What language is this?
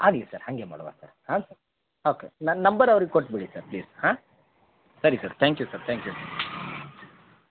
Kannada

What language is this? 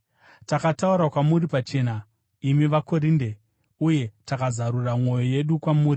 Shona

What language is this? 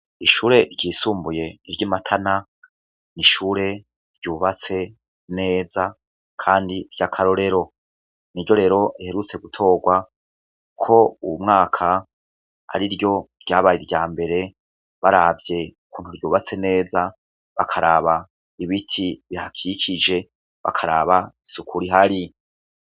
Rundi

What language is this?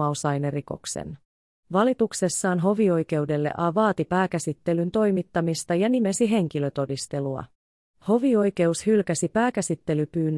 Finnish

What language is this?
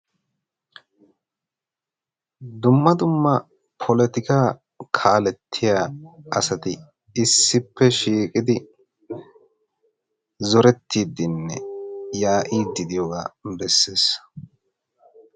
Wolaytta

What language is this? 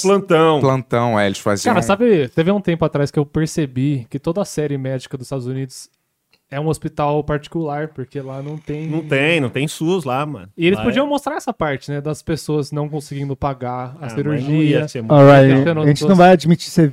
Portuguese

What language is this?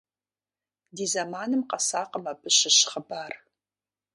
Kabardian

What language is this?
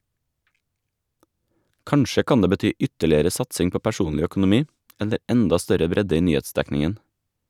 Norwegian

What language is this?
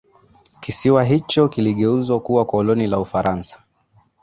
Swahili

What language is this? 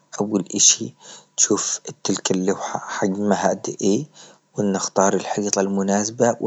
Libyan Arabic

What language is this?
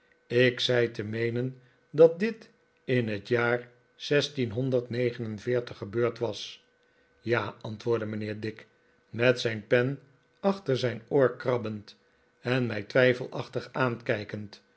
Dutch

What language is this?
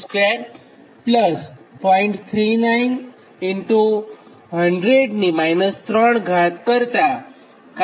Gujarati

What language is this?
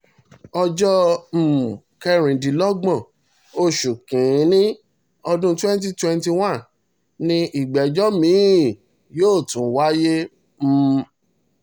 Yoruba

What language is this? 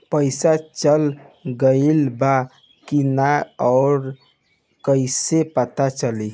Bhojpuri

